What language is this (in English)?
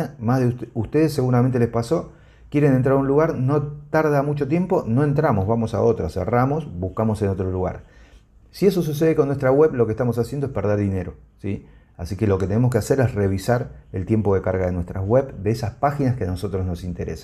Spanish